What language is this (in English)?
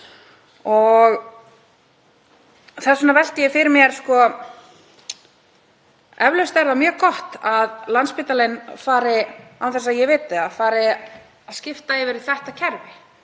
Icelandic